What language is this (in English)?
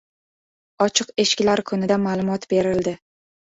Uzbek